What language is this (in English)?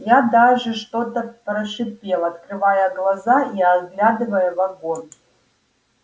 Russian